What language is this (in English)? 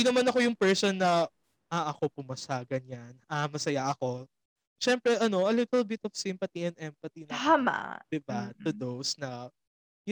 Filipino